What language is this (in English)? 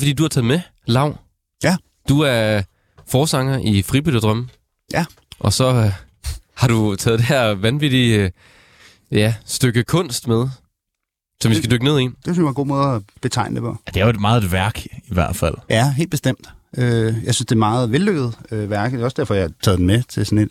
Danish